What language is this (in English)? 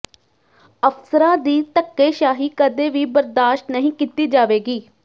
Punjabi